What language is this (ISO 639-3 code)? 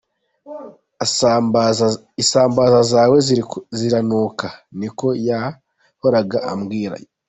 kin